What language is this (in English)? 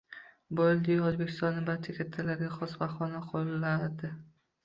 Uzbek